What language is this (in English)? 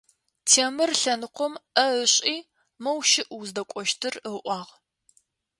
Adyghe